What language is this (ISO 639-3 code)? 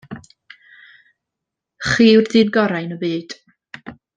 cym